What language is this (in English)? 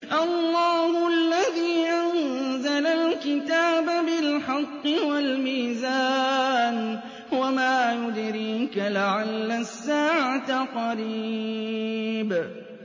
Arabic